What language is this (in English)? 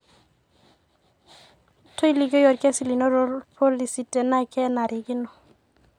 Masai